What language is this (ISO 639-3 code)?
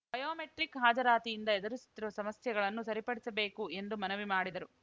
kan